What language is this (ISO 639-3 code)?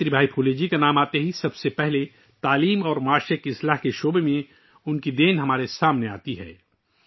urd